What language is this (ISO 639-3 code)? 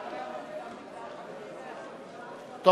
heb